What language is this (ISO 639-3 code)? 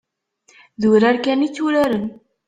kab